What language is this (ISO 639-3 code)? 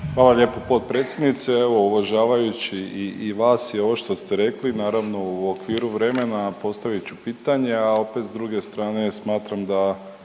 hrv